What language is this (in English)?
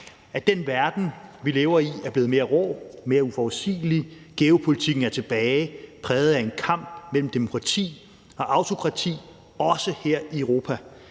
Danish